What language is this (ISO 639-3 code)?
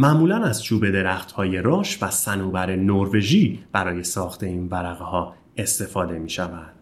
fas